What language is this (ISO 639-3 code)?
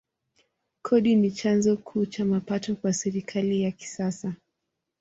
swa